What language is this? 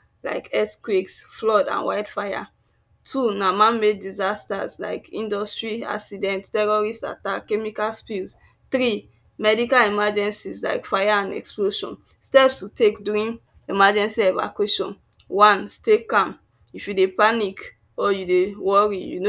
Nigerian Pidgin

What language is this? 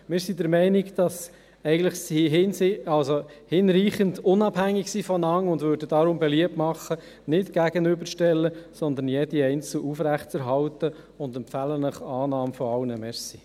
Swiss German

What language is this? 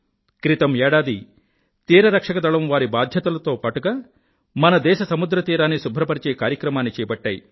Telugu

